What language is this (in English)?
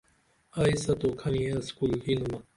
Dameli